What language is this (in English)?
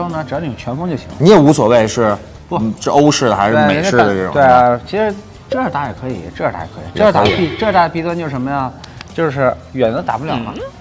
Chinese